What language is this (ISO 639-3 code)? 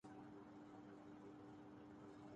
urd